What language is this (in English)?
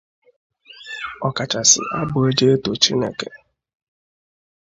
Igbo